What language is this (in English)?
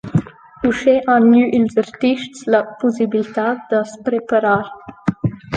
Romansh